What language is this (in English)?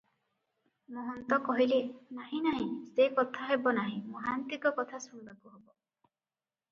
Odia